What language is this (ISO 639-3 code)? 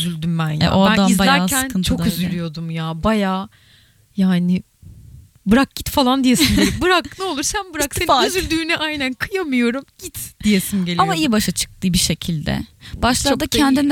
tur